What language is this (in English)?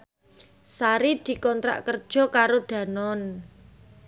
Javanese